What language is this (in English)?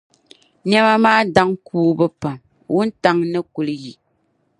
Dagbani